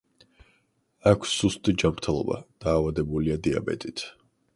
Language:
Georgian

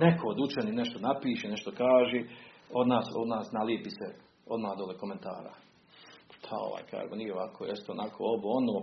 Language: Croatian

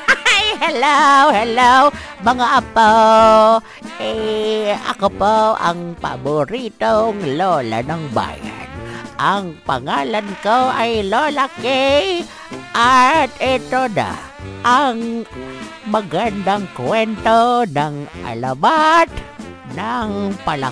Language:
Filipino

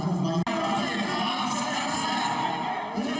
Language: Indonesian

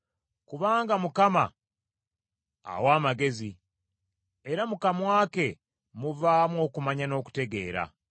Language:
Ganda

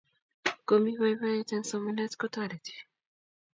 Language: Kalenjin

